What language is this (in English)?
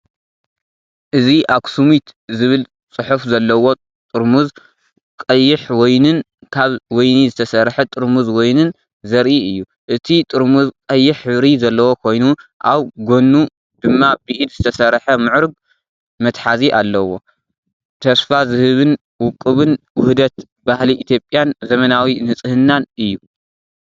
Tigrinya